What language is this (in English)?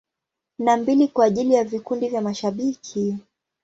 Swahili